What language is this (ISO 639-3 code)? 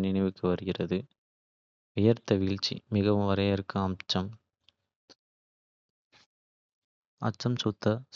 kfe